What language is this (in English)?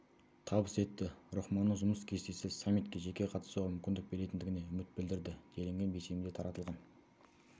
Kazakh